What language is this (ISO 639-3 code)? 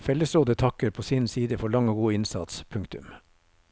nor